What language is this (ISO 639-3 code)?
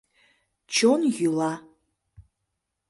chm